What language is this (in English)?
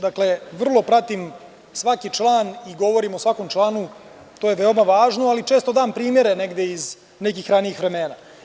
Serbian